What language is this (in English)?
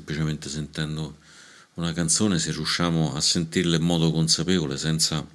Italian